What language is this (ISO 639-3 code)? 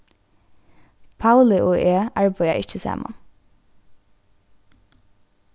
fao